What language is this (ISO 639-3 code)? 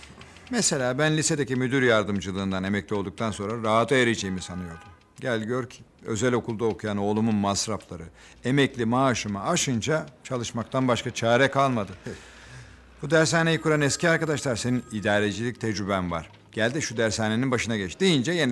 tur